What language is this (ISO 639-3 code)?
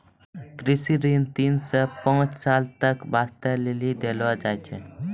mai